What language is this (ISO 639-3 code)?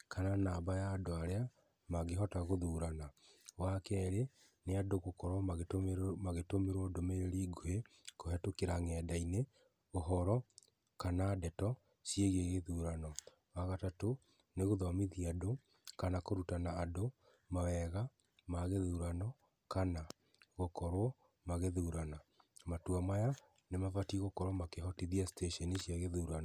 kik